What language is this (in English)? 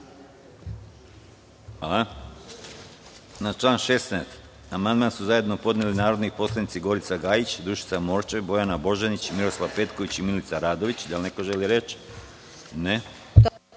Serbian